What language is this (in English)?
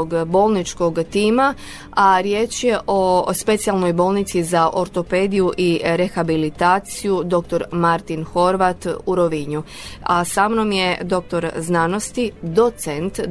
Croatian